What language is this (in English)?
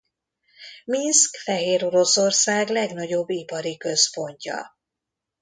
Hungarian